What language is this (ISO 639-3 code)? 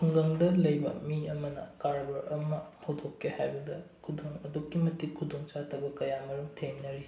mni